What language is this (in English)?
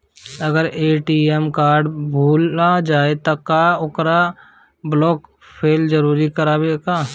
Bhojpuri